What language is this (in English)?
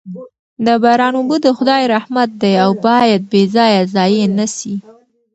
Pashto